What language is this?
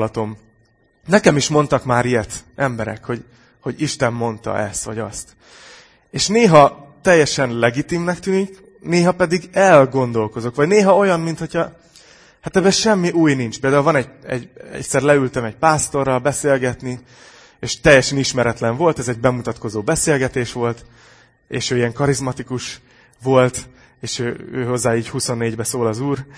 Hungarian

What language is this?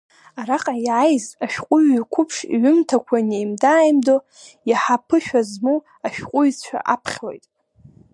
Abkhazian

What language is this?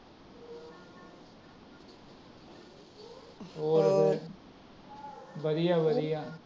Punjabi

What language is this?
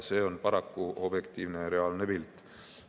Estonian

